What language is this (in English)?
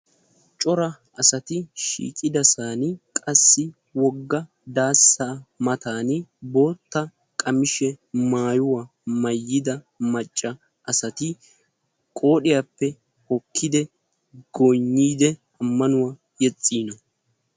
Wolaytta